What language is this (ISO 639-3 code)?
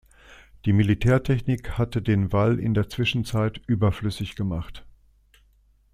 deu